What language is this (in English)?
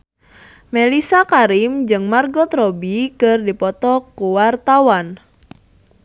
Sundanese